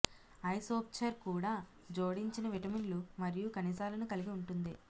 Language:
Telugu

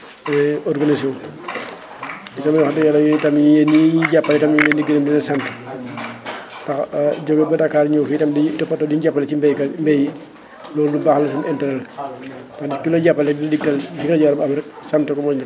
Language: Wolof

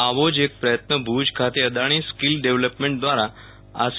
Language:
Gujarati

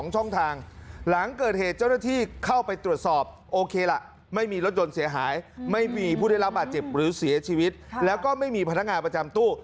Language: Thai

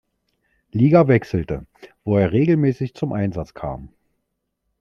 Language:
German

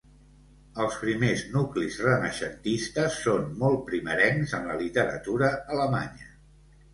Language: Catalan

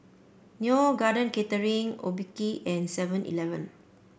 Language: English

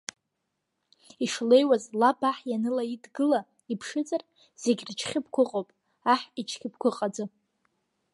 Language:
Abkhazian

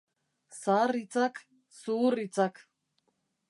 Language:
Basque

